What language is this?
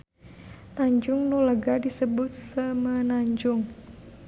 Sundanese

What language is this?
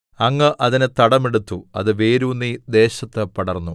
Malayalam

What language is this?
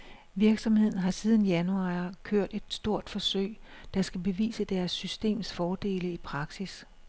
Danish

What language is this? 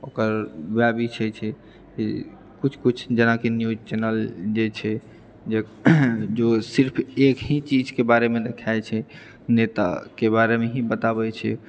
Maithili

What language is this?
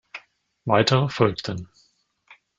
German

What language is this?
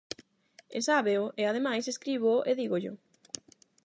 Galician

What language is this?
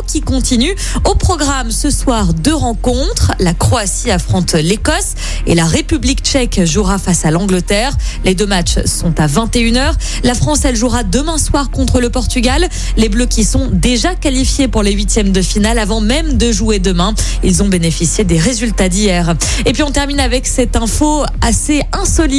French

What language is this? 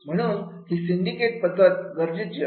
Marathi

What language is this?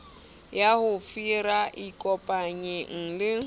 Southern Sotho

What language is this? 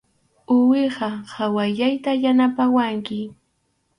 Arequipa-La Unión Quechua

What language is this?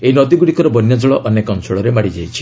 Odia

